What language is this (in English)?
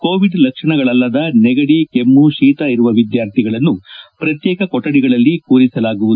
Kannada